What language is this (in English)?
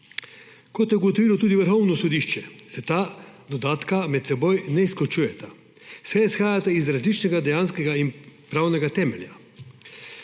Slovenian